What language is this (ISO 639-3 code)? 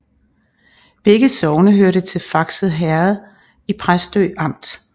dan